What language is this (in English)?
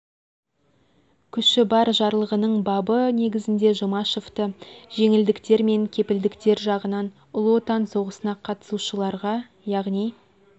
Kazakh